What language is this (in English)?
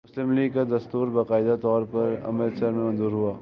Urdu